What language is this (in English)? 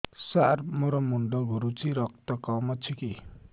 Odia